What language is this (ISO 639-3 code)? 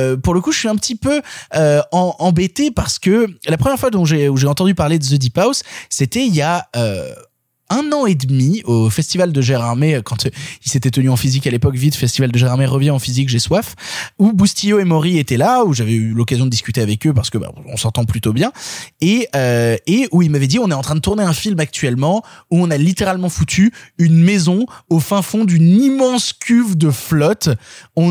fra